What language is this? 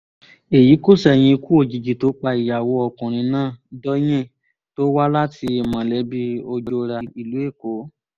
Yoruba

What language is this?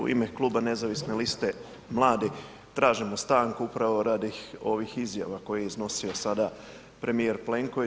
Croatian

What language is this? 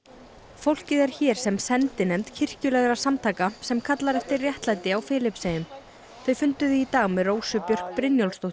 Icelandic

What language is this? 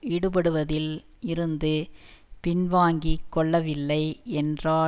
Tamil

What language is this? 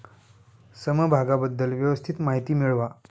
Marathi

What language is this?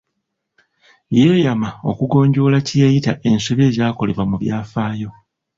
Ganda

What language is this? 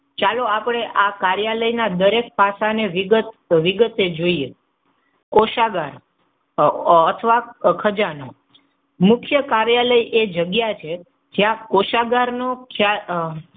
Gujarati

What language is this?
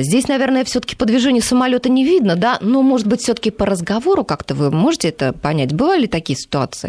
Russian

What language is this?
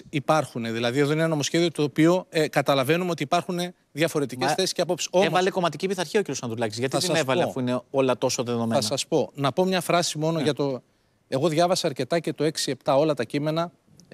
Greek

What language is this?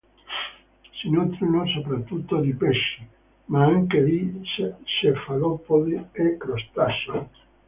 Italian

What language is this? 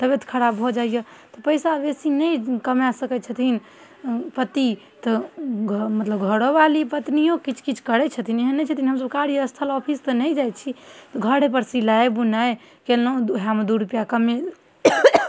Maithili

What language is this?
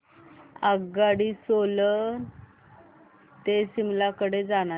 Marathi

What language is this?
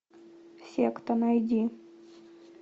Russian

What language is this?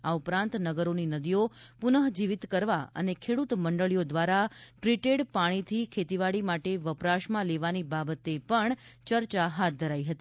Gujarati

